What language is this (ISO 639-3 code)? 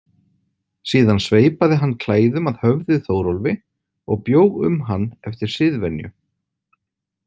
isl